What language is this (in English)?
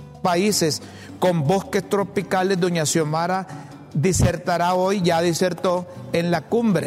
Spanish